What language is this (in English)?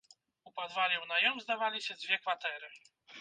Belarusian